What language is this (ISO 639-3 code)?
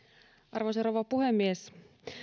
fin